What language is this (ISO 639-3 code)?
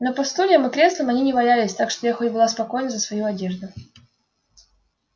rus